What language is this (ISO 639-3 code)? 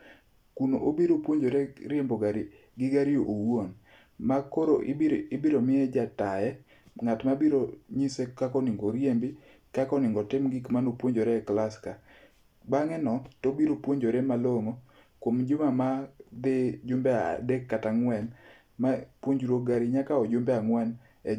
luo